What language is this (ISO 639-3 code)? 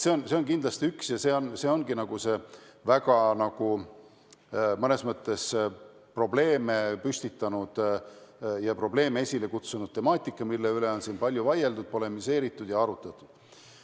est